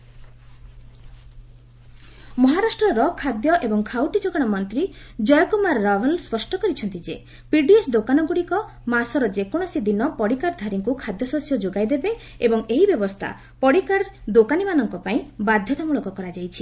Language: Odia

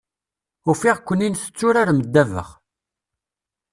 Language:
Kabyle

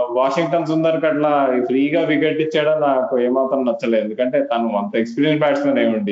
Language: Telugu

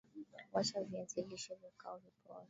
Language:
Swahili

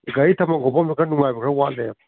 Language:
Manipuri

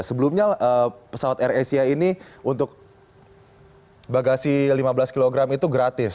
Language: Indonesian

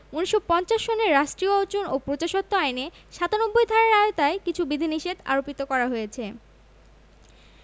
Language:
Bangla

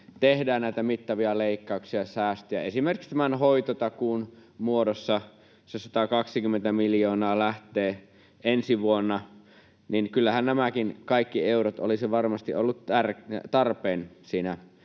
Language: Finnish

